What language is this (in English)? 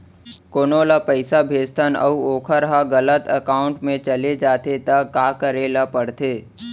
Chhattisgarhi